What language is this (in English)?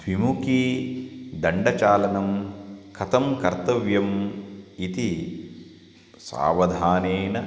Sanskrit